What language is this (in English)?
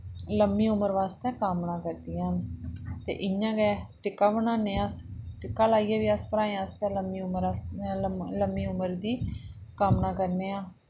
Dogri